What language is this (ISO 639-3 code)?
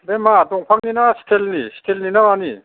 brx